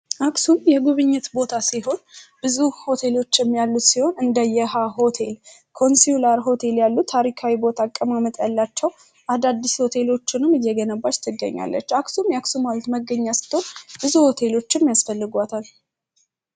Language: Amharic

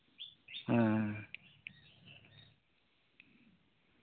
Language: Santali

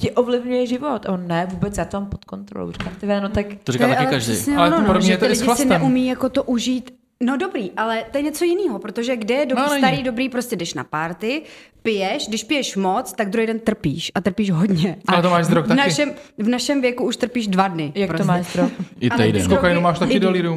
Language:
Czech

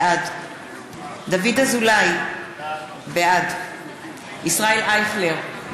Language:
Hebrew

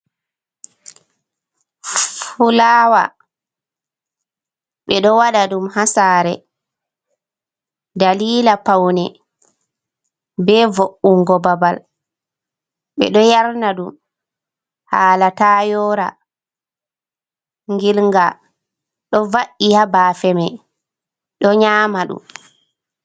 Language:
Fula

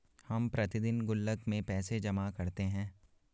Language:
Hindi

